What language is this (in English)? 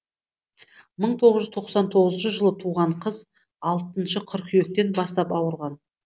Kazakh